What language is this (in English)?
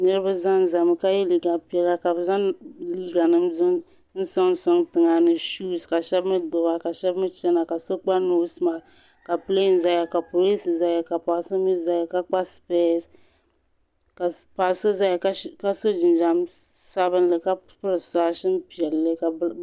Dagbani